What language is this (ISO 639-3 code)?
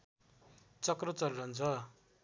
nep